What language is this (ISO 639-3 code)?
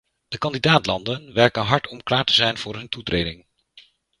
nld